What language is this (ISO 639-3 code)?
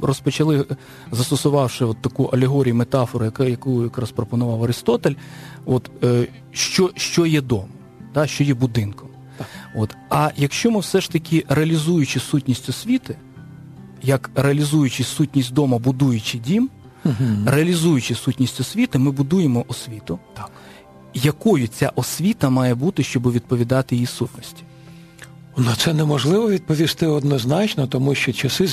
ukr